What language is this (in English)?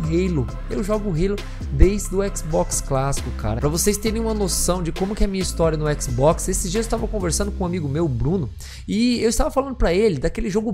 Portuguese